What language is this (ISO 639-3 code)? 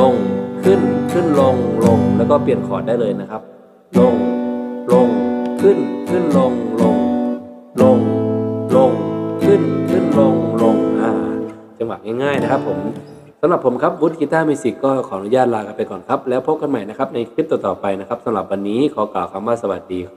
tha